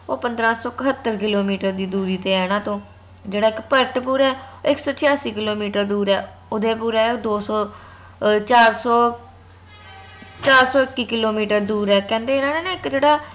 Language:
Punjabi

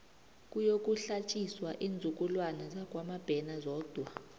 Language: South Ndebele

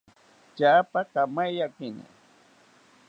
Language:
South Ucayali Ashéninka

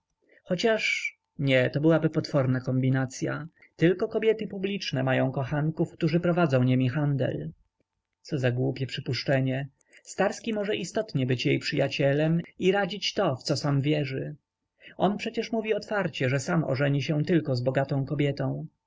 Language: Polish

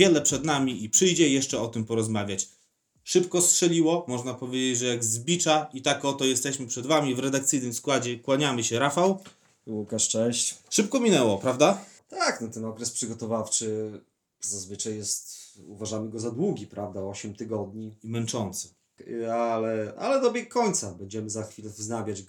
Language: Polish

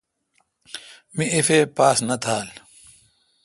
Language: Kalkoti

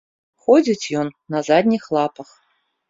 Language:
Belarusian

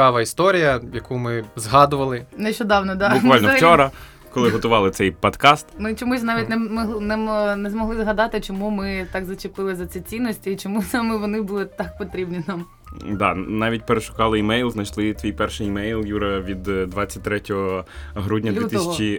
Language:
Ukrainian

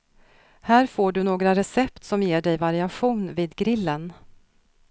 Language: Swedish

